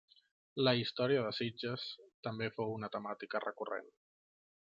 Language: Catalan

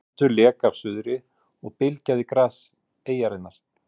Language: Icelandic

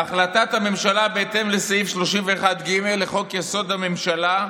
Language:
Hebrew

